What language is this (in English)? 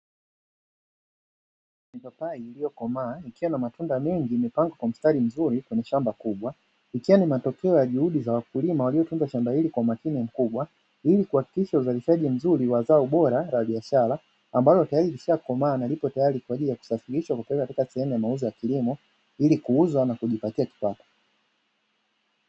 Swahili